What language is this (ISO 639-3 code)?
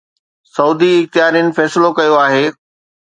snd